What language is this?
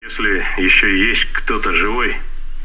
Russian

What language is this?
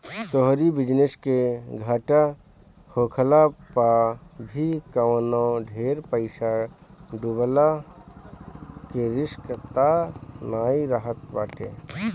Bhojpuri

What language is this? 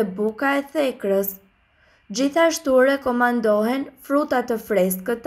Romanian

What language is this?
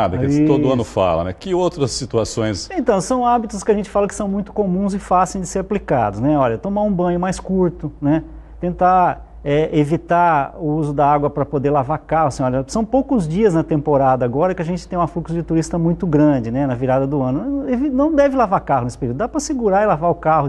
Portuguese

